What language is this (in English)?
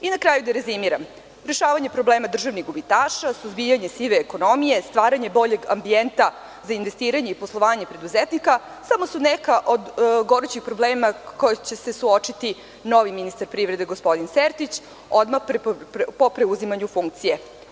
Serbian